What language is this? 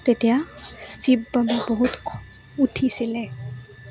Assamese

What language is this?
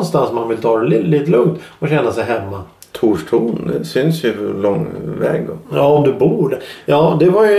Swedish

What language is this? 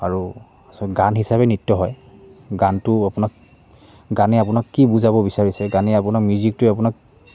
Assamese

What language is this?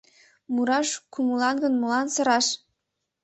Mari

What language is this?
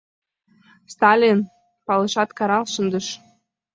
Mari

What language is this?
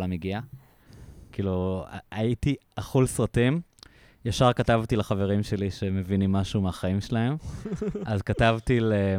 Hebrew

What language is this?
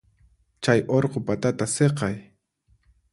Puno Quechua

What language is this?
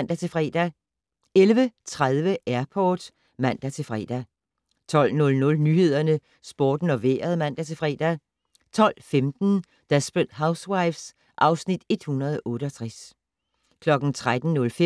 Danish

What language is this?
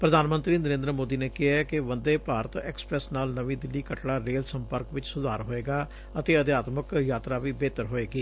Punjabi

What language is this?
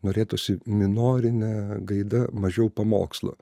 Lithuanian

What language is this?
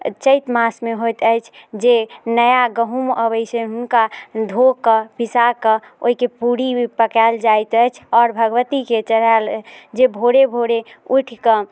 Maithili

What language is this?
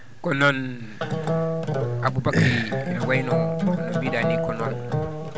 Fula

